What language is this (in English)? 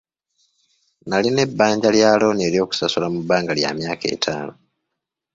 Ganda